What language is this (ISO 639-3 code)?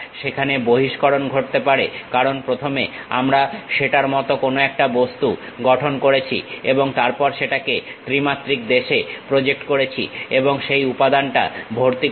ben